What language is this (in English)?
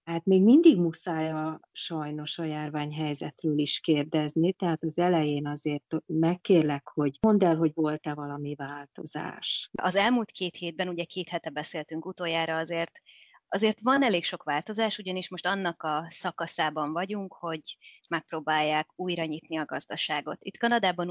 Hungarian